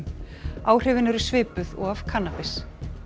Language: Icelandic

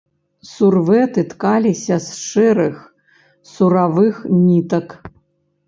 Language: Belarusian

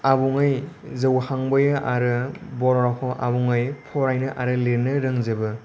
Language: Bodo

